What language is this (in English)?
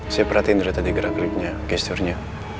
Indonesian